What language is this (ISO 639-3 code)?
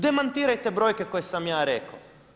hrv